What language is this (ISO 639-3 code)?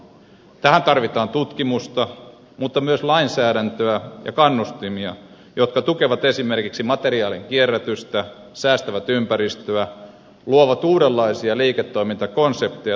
fin